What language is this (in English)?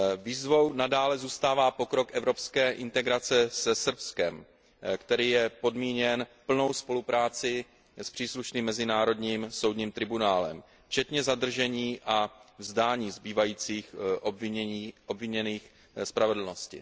Czech